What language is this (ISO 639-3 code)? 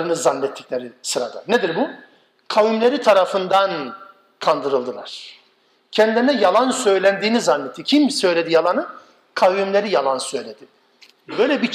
tur